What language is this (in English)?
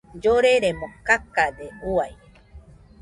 Nüpode Huitoto